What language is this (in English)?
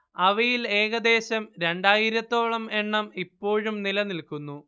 Malayalam